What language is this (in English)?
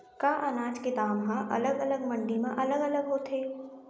Chhattisgarhi